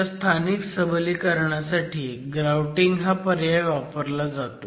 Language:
Marathi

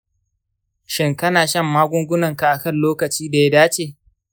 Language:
Hausa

